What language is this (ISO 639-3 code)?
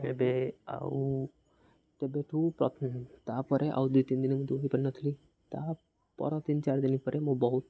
ori